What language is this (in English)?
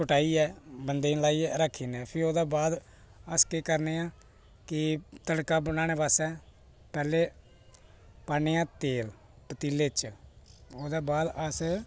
Dogri